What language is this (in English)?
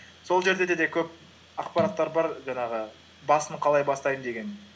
Kazakh